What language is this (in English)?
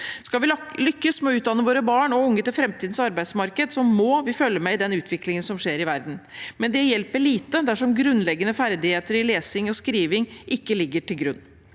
Norwegian